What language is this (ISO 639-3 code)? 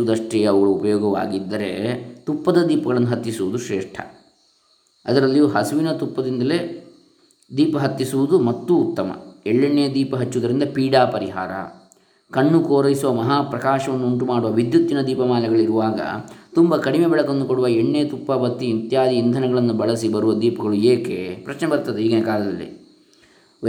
kan